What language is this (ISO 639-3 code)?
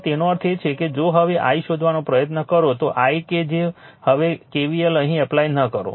guj